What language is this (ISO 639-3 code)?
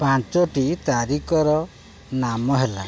ori